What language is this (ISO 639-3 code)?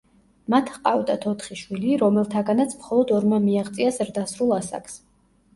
kat